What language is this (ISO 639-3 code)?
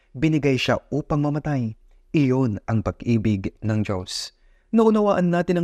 fil